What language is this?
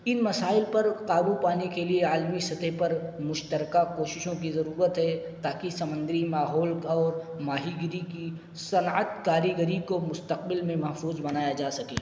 Urdu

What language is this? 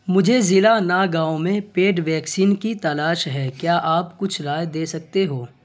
Urdu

